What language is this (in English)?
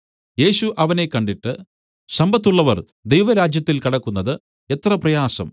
Malayalam